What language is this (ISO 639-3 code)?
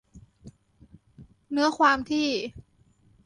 tha